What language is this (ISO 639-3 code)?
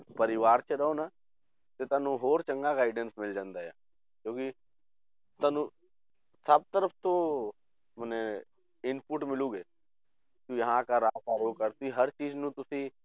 pan